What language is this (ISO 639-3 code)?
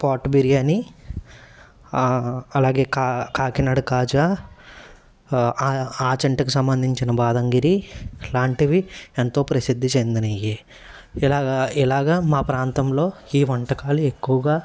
tel